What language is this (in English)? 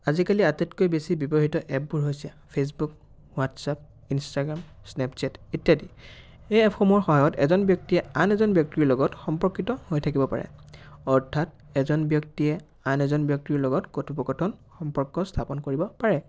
Assamese